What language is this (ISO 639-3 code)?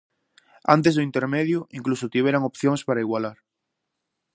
glg